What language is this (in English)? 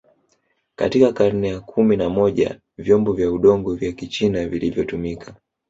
Swahili